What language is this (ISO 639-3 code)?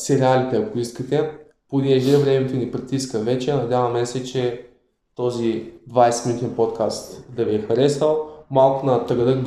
bul